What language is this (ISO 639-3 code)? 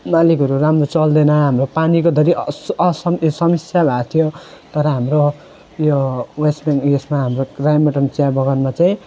nep